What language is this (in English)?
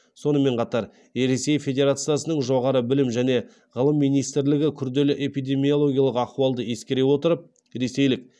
Kazakh